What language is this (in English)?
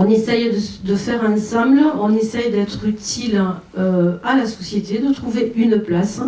French